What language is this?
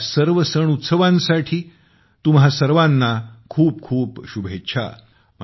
Marathi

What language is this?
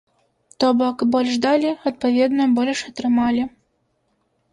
Belarusian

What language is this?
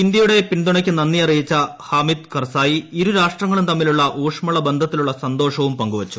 Malayalam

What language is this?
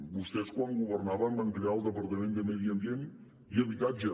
Catalan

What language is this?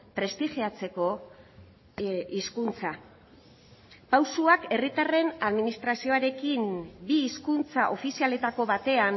Basque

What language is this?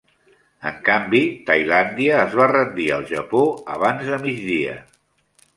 Catalan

